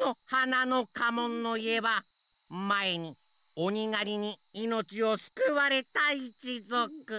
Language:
Japanese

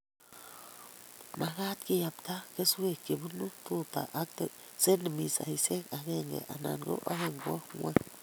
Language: Kalenjin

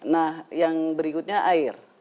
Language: Indonesian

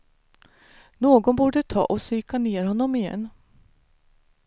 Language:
Swedish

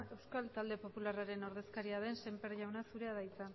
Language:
Basque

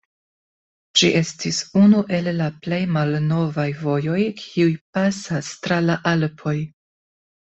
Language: Esperanto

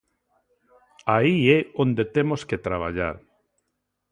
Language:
Galician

